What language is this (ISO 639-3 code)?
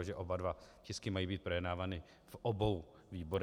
ces